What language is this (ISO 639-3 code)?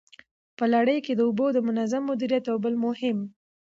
pus